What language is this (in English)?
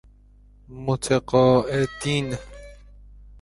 Persian